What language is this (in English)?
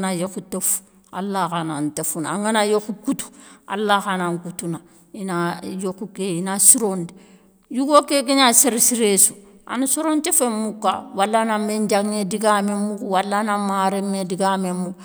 Soninke